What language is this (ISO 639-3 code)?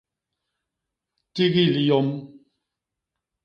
bas